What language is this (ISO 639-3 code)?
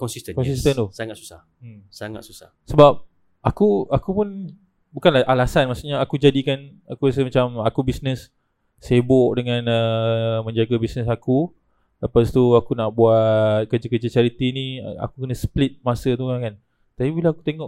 msa